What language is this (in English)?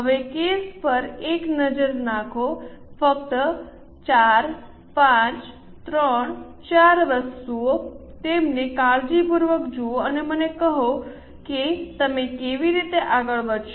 Gujarati